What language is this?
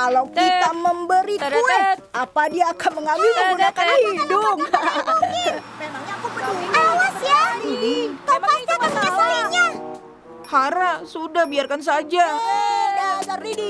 Indonesian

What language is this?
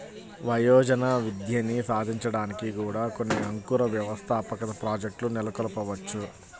Telugu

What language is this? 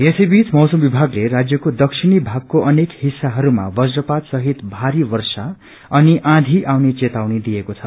Nepali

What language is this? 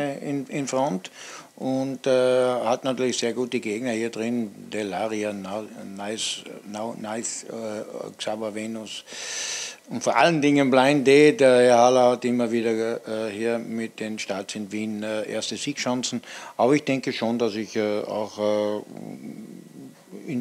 German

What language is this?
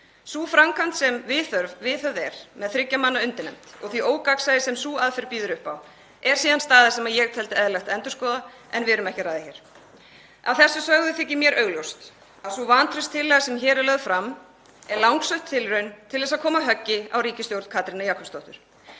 Icelandic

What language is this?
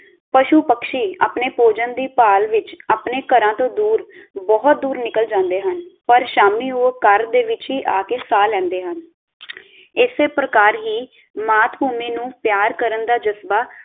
Punjabi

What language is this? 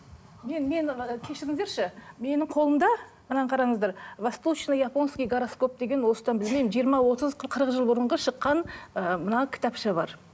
Kazakh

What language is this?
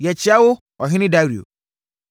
Akan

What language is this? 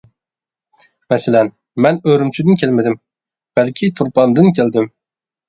Uyghur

